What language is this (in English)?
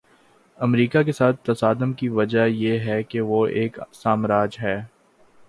Urdu